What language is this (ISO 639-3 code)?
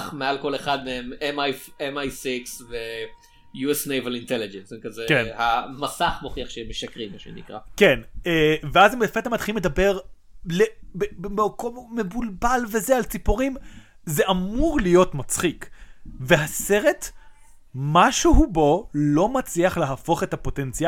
heb